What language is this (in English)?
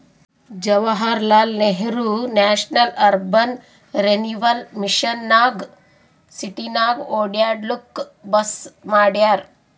Kannada